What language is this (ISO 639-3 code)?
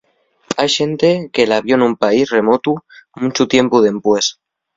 ast